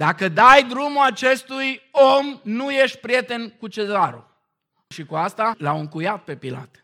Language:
Romanian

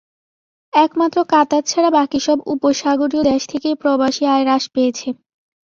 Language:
Bangla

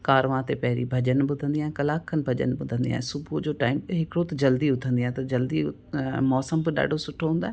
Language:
Sindhi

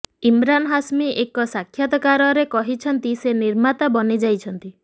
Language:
Odia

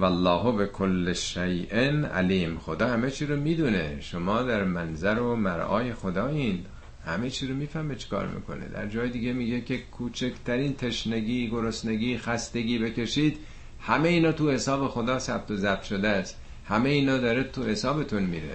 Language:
Persian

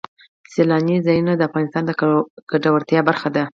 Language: Pashto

